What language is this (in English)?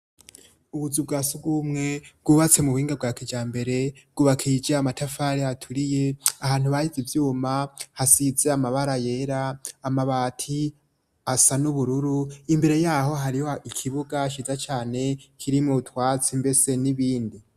Rundi